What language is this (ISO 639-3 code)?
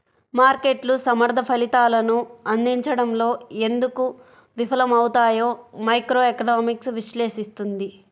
tel